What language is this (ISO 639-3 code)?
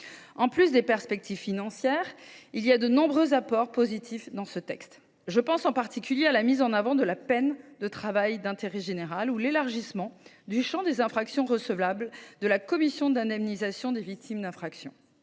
fra